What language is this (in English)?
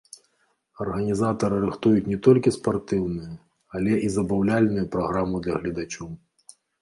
Belarusian